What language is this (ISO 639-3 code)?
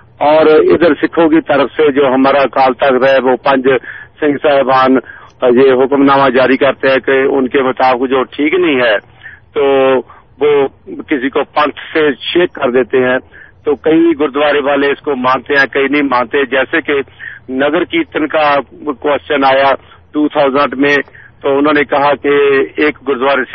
urd